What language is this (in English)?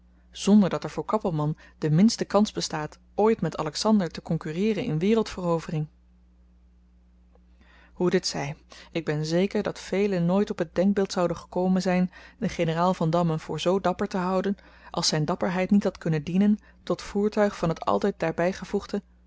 Dutch